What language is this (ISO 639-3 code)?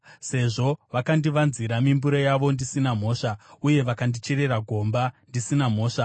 sna